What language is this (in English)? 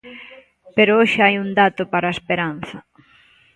Galician